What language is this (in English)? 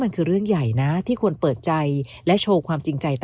Thai